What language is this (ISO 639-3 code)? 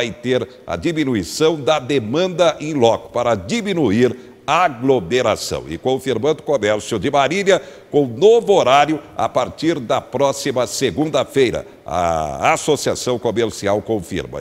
por